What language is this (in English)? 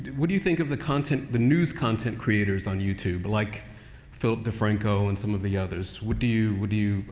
English